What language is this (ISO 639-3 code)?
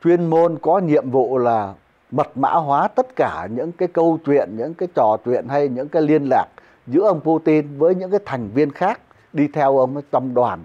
vie